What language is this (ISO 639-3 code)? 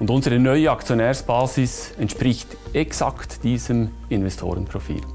deu